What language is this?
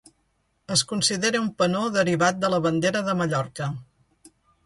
Catalan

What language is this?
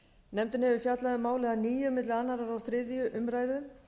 Icelandic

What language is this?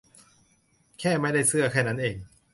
Thai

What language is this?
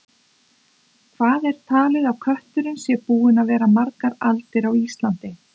Icelandic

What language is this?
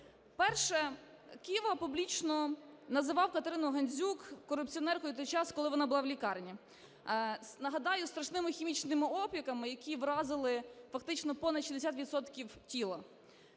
Ukrainian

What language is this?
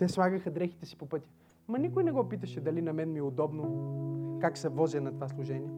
Bulgarian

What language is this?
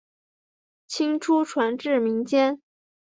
Chinese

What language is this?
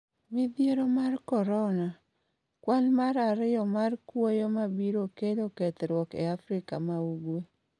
Luo (Kenya and Tanzania)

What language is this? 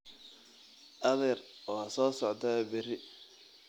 Somali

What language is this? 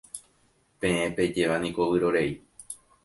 Guarani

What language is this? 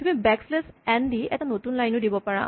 Assamese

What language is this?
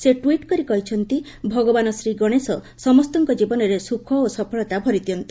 Odia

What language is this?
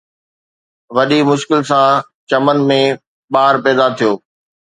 Sindhi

